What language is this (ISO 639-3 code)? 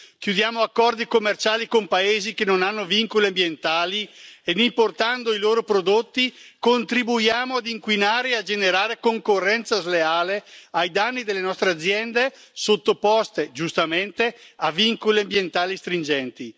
ita